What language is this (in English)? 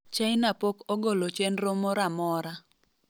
Luo (Kenya and Tanzania)